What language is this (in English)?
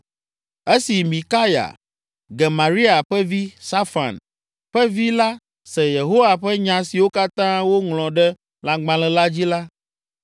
Ewe